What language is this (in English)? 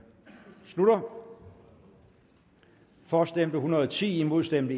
Danish